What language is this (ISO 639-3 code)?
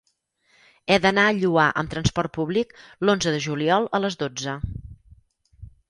cat